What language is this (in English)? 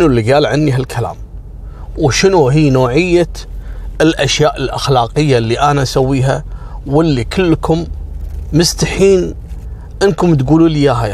Arabic